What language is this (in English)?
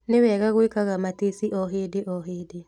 Kikuyu